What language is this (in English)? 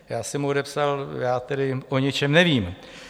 Czech